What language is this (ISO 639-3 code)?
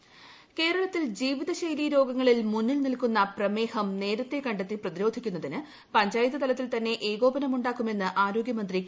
mal